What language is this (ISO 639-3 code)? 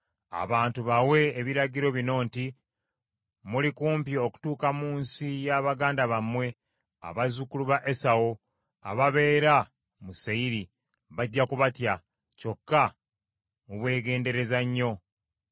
lug